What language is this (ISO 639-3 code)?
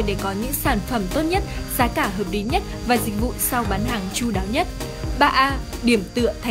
vie